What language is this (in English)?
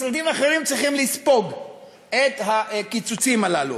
Hebrew